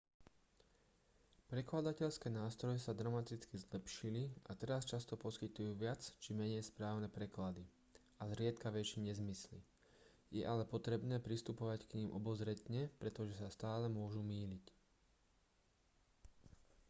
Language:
Slovak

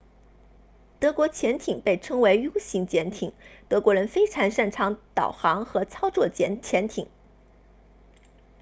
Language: Chinese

